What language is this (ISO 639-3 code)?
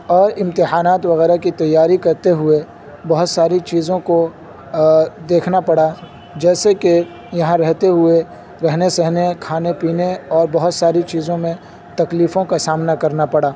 urd